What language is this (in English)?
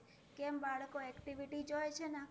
Gujarati